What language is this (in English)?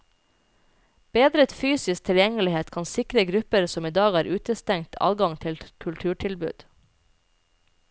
Norwegian